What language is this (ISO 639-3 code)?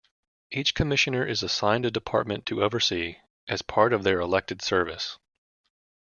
eng